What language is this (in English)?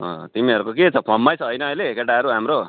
Nepali